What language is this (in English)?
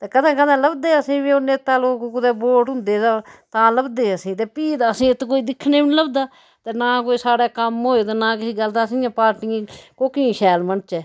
Dogri